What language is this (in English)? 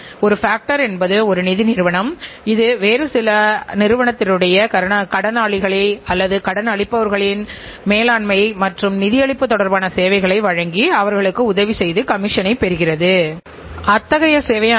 Tamil